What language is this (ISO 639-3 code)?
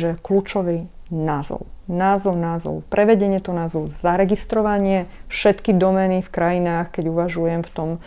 slk